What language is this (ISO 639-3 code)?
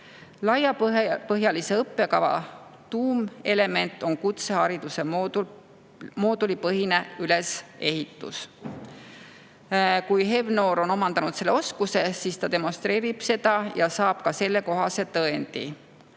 est